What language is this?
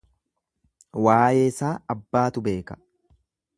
Oromo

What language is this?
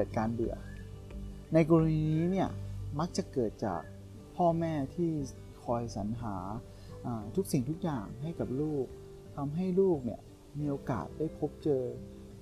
Thai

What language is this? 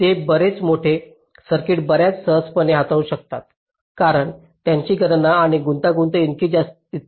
Marathi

